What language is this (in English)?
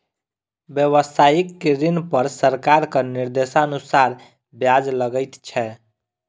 Maithili